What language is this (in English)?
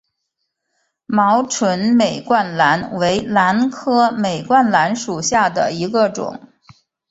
Chinese